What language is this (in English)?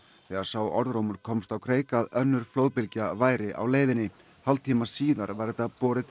Icelandic